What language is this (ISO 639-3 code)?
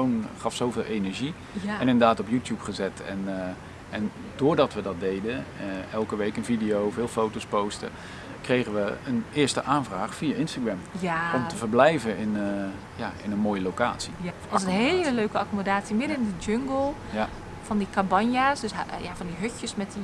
nld